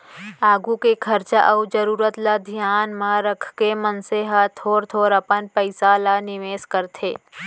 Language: Chhattisgarhi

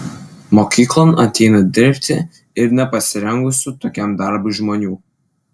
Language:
Lithuanian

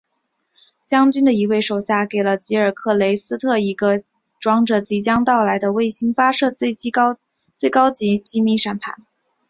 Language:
Chinese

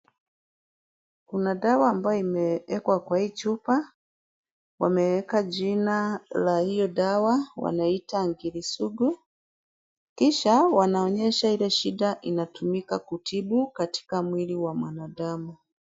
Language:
Swahili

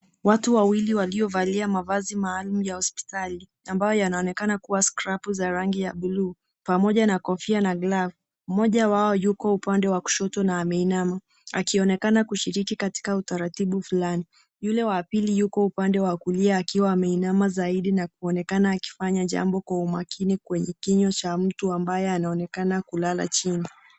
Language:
Swahili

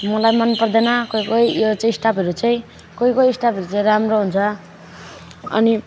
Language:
Nepali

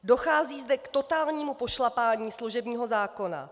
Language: Czech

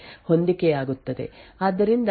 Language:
Kannada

